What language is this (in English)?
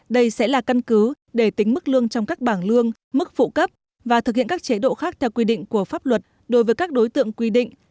Vietnamese